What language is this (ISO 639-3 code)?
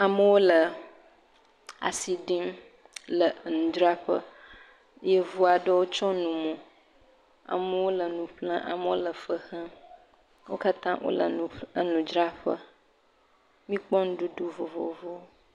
ewe